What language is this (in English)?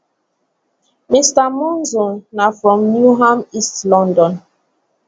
Nigerian Pidgin